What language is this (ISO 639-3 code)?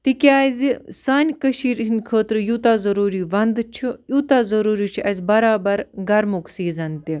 kas